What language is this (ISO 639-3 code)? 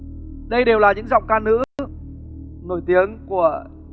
vie